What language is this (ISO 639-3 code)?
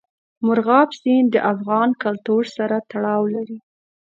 pus